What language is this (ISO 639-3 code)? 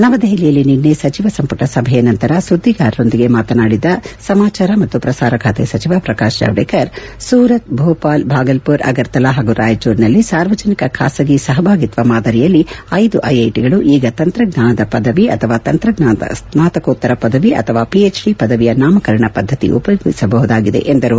kan